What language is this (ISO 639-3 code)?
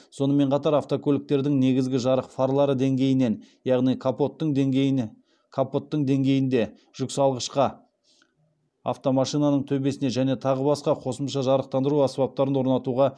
kaz